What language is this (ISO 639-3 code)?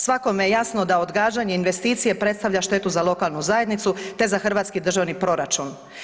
hrv